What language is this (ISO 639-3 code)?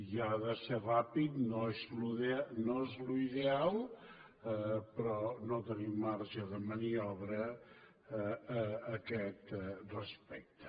cat